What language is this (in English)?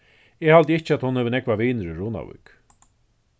Faroese